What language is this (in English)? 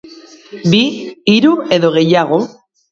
Basque